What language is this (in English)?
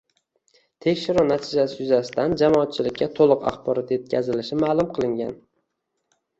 Uzbek